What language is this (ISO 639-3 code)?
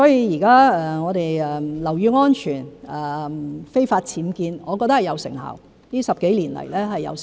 yue